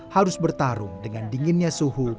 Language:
Indonesian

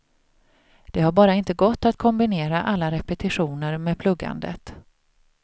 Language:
Swedish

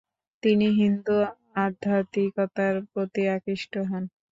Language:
Bangla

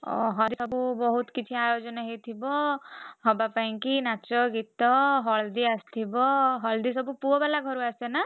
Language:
Odia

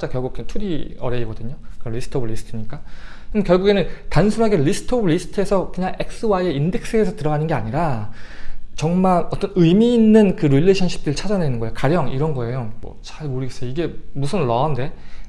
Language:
Korean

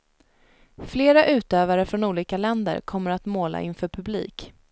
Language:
Swedish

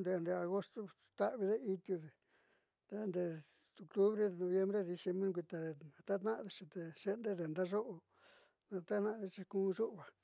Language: Southeastern Nochixtlán Mixtec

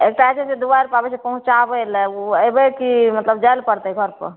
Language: Maithili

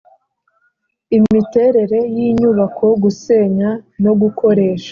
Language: Kinyarwanda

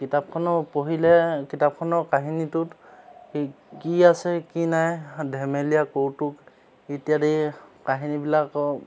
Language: Assamese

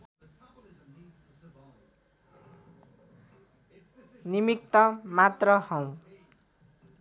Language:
Nepali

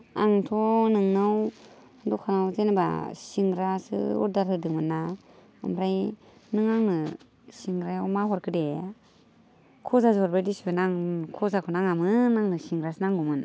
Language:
Bodo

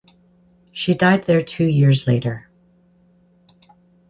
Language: English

